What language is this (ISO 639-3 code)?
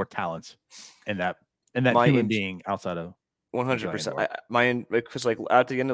eng